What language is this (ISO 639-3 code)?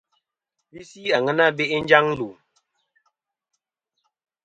bkm